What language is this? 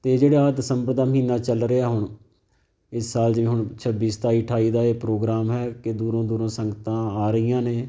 Punjabi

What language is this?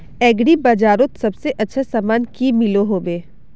Magahi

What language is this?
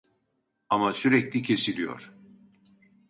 Turkish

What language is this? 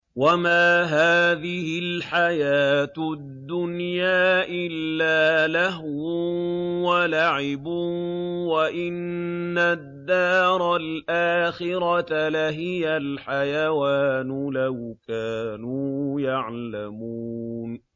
Arabic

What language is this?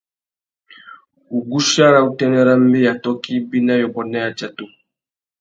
Tuki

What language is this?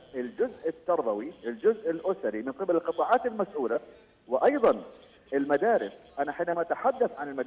Arabic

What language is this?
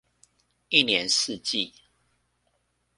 Chinese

